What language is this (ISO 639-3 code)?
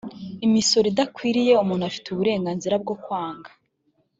kin